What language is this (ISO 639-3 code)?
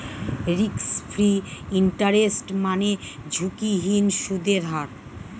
ben